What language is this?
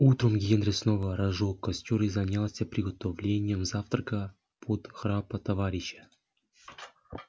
Russian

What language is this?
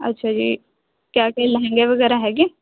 Punjabi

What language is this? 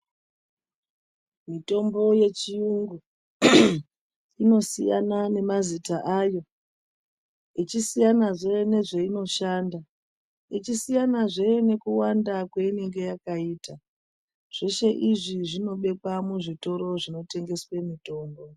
Ndau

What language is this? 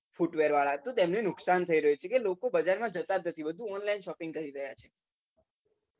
Gujarati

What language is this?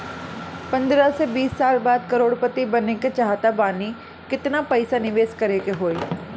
Bhojpuri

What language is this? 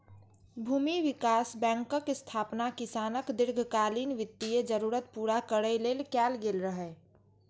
Maithili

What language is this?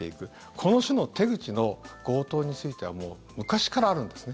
Japanese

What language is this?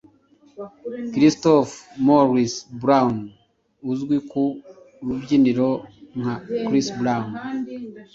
Kinyarwanda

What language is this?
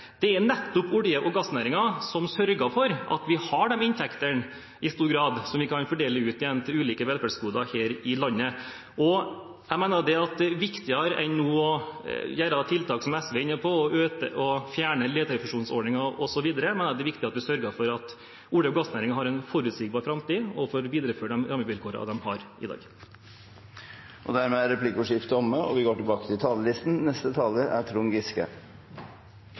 Norwegian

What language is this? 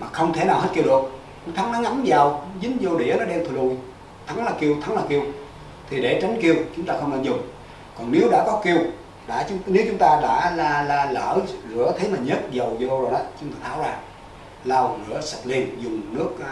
Vietnamese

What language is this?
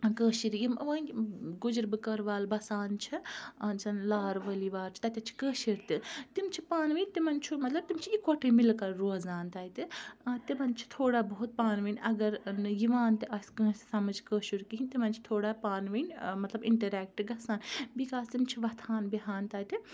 Kashmiri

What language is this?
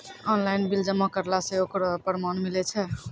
Maithili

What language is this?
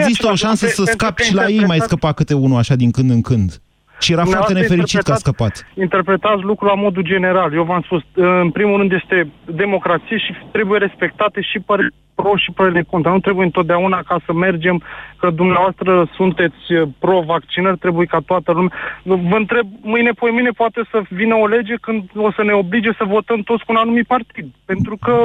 Romanian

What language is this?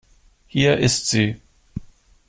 German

